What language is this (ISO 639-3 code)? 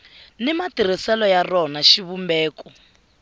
tso